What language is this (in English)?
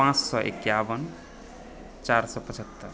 Maithili